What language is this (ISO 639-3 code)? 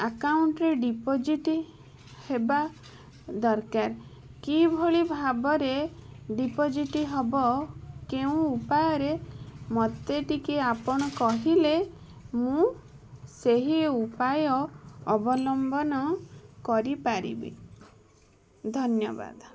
ori